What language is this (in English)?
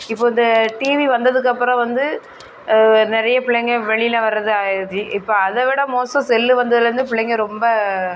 Tamil